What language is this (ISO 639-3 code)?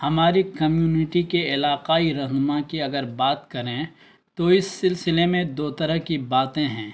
urd